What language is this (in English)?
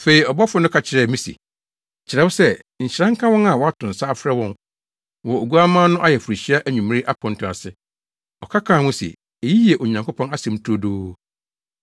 Akan